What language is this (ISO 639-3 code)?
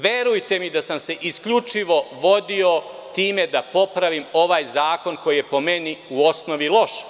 srp